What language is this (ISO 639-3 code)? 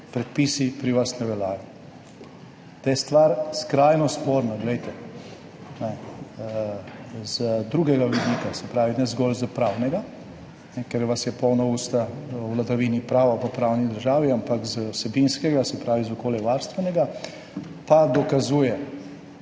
slv